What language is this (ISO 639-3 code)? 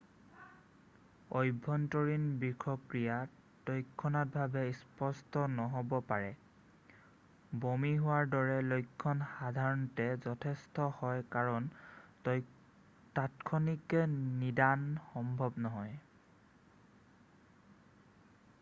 asm